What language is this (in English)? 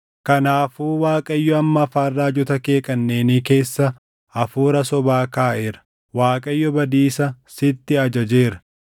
Oromo